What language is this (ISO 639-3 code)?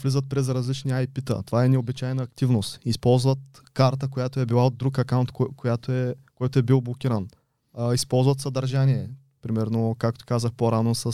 bul